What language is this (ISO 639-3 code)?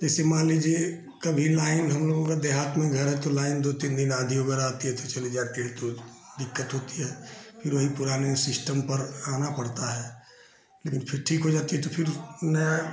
hin